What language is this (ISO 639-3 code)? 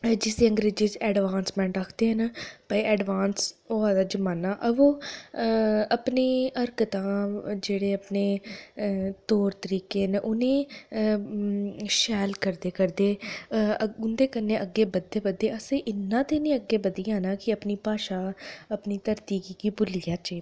doi